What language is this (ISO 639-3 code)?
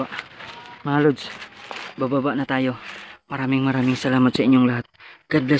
fil